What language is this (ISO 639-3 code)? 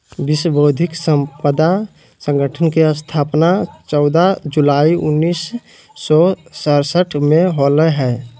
mag